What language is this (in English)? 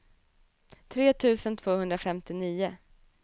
Swedish